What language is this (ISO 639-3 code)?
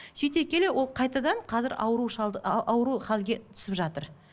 kaz